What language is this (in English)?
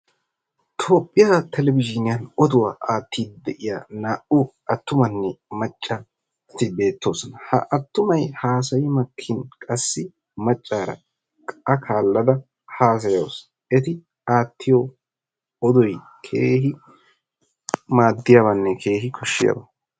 Wolaytta